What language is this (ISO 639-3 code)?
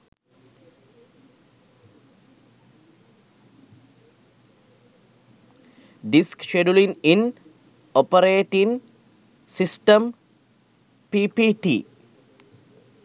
sin